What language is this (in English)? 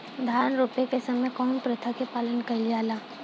Bhojpuri